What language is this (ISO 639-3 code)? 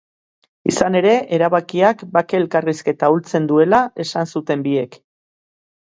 eus